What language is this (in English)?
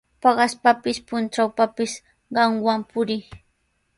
Sihuas Ancash Quechua